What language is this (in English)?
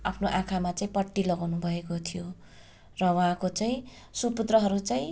Nepali